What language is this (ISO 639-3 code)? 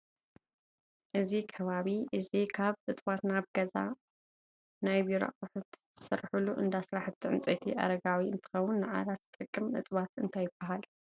tir